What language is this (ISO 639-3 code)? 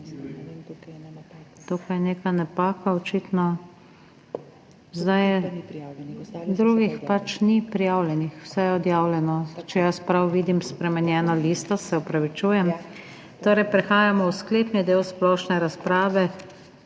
slv